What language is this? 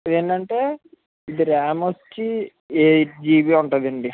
Telugu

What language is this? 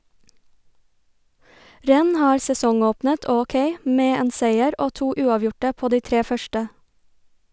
Norwegian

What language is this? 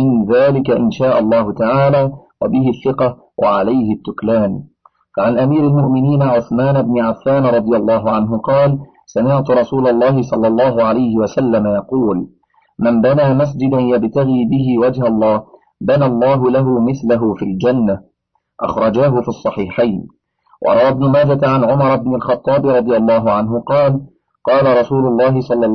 Arabic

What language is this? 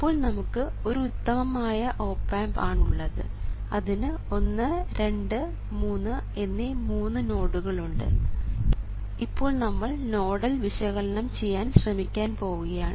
Malayalam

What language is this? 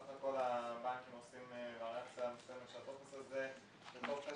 Hebrew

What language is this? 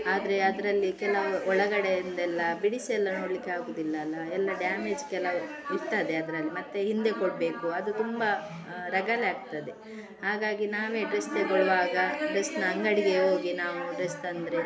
Kannada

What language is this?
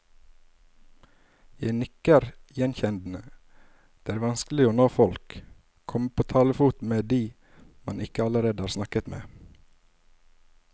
Norwegian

